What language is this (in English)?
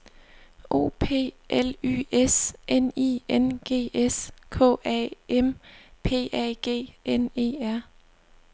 Danish